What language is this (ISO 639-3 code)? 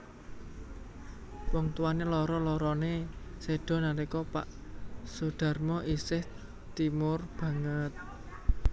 jav